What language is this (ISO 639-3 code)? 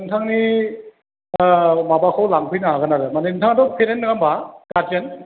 brx